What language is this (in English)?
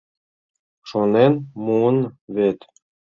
Mari